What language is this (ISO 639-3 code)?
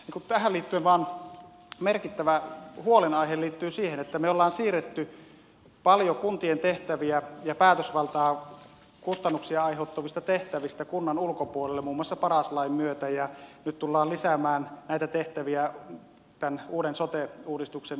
fin